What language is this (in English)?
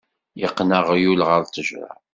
Kabyle